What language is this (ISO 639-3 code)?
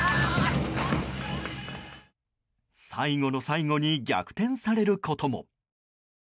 jpn